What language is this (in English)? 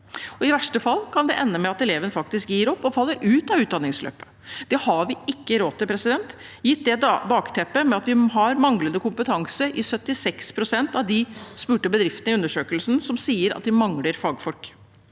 Norwegian